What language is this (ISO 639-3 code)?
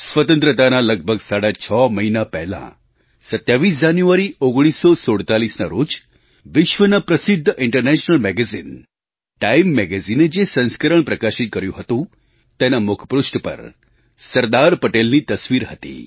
guj